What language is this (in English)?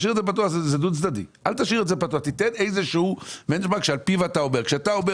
Hebrew